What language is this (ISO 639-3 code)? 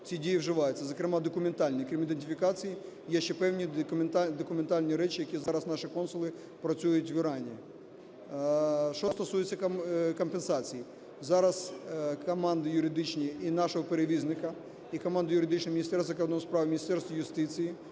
ukr